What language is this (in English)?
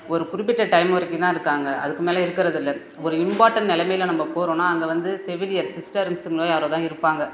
Tamil